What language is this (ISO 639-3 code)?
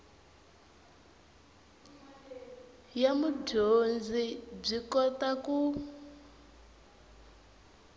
tso